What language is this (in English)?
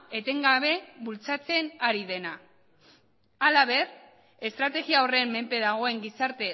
Basque